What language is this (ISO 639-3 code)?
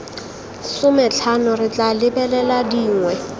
tsn